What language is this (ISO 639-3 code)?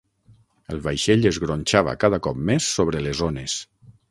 cat